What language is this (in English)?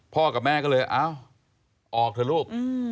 Thai